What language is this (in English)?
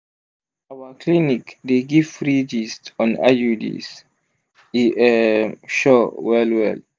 Nigerian Pidgin